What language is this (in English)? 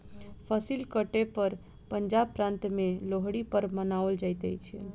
Maithili